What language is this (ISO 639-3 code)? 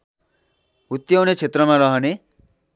nep